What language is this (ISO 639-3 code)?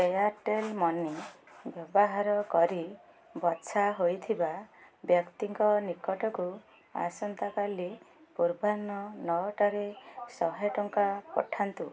ori